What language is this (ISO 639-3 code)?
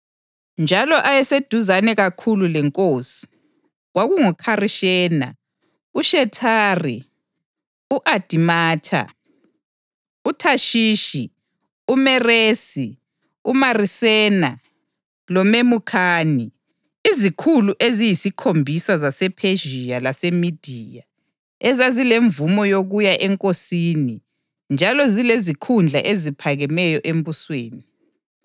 nde